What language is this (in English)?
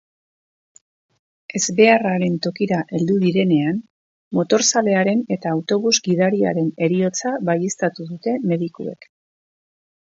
Basque